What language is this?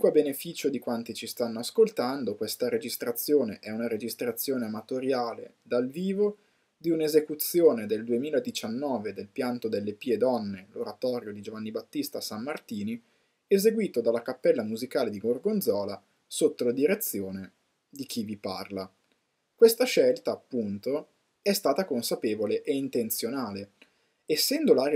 Italian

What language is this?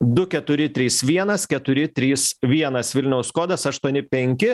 Lithuanian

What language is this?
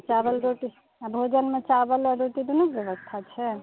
Maithili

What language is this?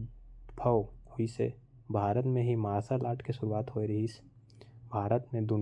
Korwa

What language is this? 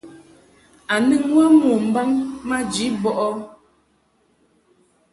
Mungaka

